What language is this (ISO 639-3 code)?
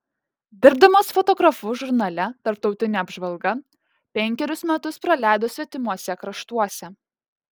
lit